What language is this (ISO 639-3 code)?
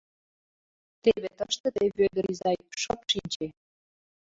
chm